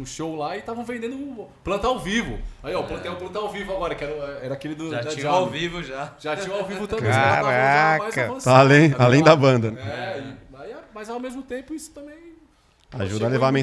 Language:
Portuguese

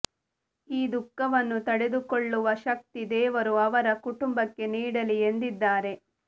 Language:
Kannada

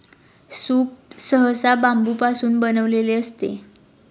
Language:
Marathi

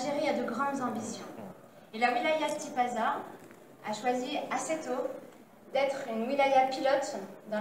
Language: French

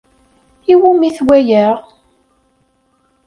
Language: Kabyle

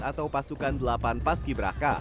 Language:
Indonesian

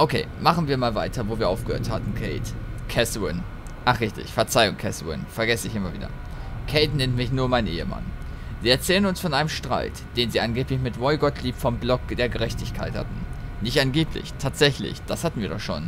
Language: German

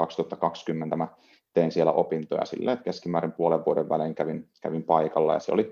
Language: Finnish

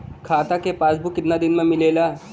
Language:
Bhojpuri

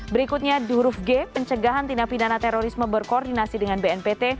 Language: Indonesian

